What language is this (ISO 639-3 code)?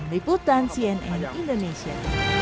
ind